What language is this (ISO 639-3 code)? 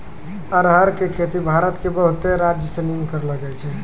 mai